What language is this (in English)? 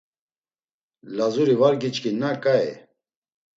Laz